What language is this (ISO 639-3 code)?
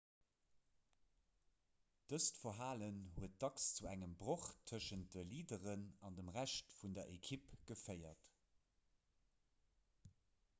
ltz